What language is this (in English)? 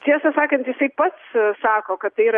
Lithuanian